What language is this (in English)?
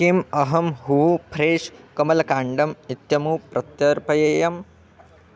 Sanskrit